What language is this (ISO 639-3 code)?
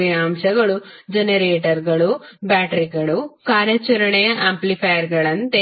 kan